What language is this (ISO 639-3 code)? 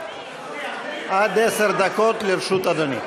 heb